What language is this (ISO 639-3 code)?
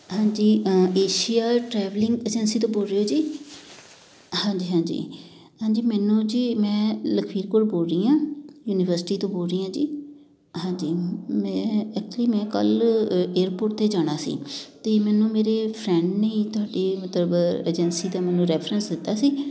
pan